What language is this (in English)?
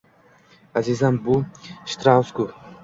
Uzbek